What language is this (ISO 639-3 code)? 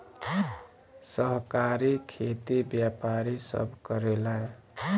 bho